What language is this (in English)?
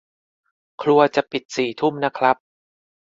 Thai